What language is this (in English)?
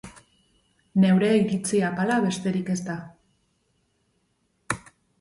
Basque